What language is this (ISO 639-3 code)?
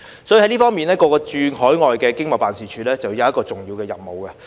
yue